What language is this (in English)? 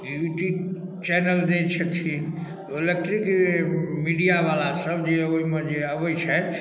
Maithili